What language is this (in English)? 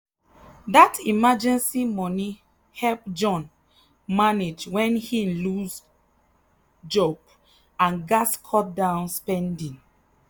Nigerian Pidgin